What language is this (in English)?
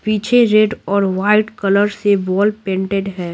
Hindi